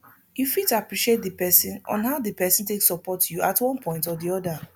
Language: Nigerian Pidgin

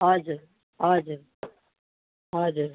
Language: Nepali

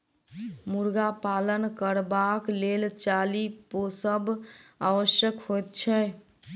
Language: Maithili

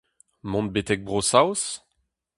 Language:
Breton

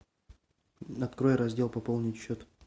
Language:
Russian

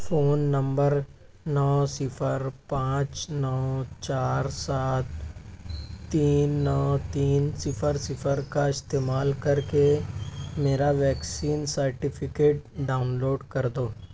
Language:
Urdu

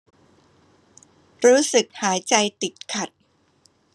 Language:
Thai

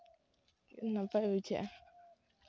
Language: Santali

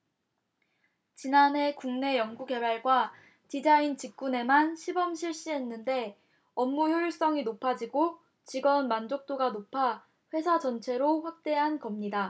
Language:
Korean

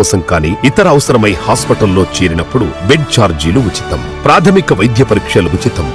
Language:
Telugu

